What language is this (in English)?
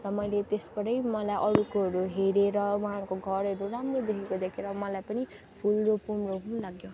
Nepali